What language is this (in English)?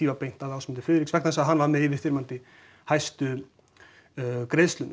Icelandic